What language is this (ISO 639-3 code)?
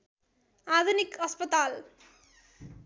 nep